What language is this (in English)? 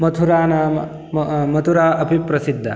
Sanskrit